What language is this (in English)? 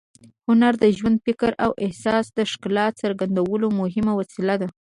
Pashto